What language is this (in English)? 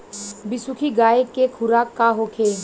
Bhojpuri